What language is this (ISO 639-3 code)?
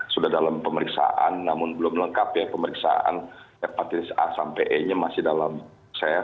ind